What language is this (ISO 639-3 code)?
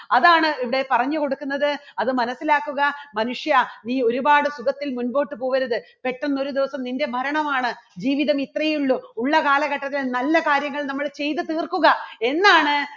mal